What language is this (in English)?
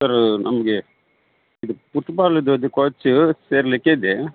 Kannada